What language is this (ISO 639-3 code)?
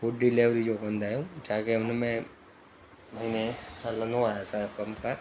snd